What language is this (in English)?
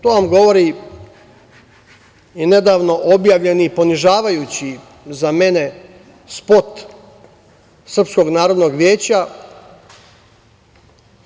Serbian